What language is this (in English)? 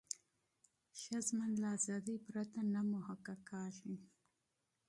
Pashto